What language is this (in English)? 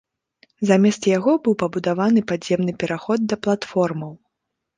Belarusian